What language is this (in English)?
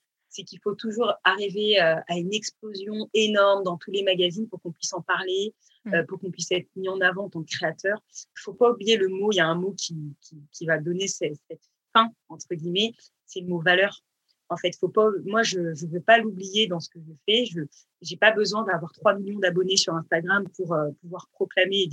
French